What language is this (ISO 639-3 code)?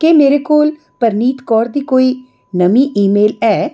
doi